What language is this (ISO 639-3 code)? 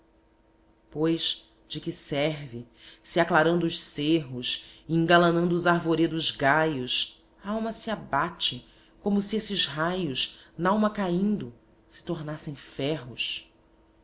por